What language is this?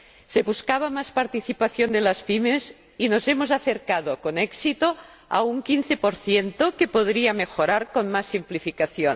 Spanish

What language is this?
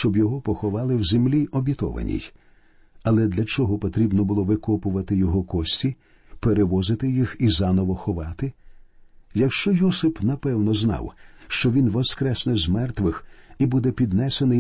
Ukrainian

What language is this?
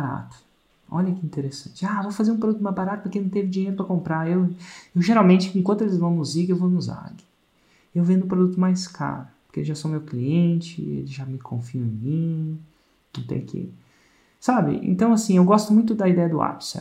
Portuguese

